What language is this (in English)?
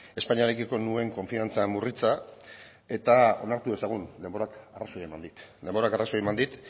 Basque